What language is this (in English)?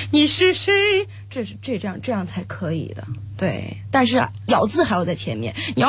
Chinese